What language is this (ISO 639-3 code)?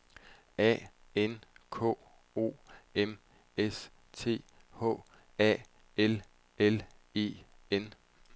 dan